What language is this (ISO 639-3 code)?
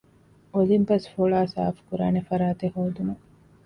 div